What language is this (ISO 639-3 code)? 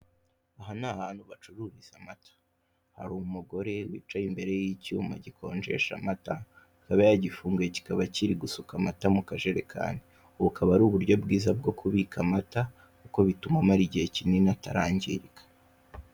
kin